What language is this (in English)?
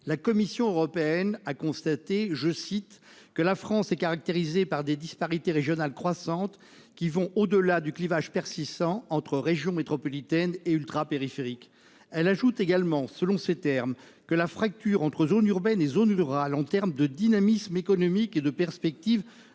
French